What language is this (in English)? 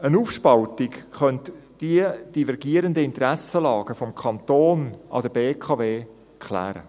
Swiss German